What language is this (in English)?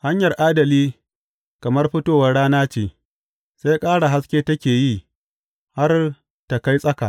Hausa